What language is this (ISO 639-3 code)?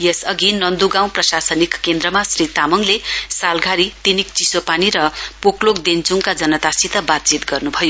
nep